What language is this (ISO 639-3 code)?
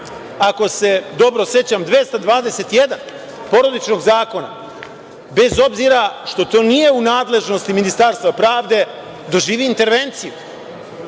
srp